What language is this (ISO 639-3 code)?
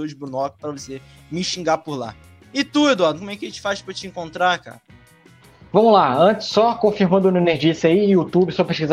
por